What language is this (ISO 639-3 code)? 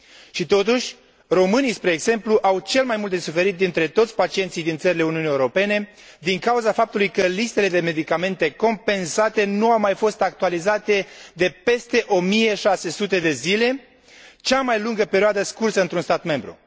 ron